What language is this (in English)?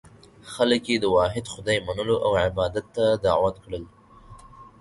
Pashto